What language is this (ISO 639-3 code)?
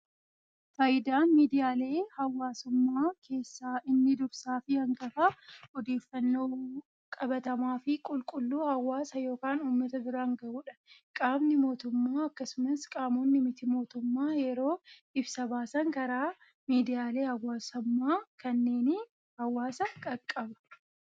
orm